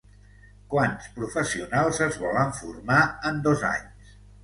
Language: Catalan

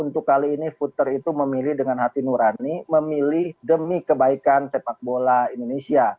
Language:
Indonesian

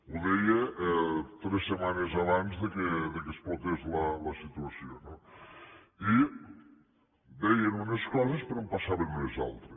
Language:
Catalan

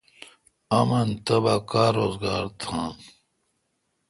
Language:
Kalkoti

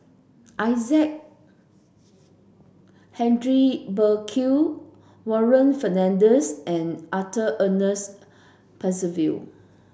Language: English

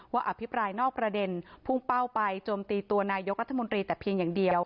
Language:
Thai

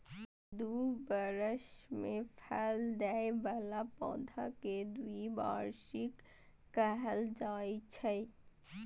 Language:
Maithili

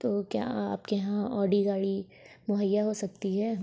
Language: Urdu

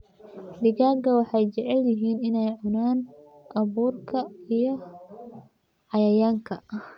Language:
Somali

